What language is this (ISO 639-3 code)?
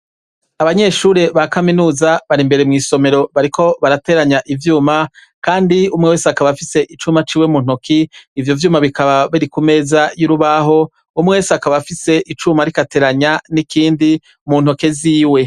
run